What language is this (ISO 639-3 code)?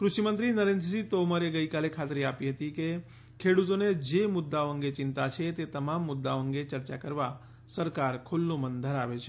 guj